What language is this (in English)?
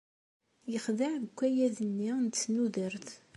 Kabyle